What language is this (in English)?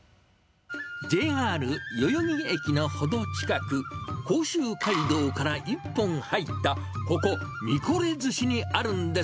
Japanese